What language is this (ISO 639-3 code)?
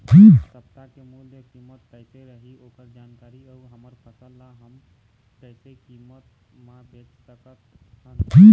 hne